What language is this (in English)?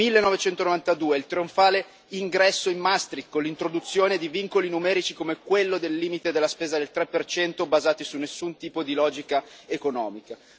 Italian